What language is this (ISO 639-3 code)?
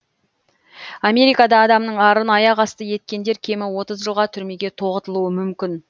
kaz